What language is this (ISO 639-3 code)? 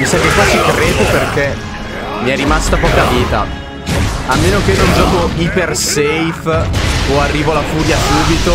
ita